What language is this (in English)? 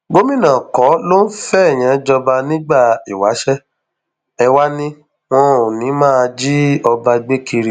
Yoruba